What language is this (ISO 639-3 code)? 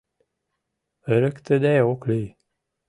chm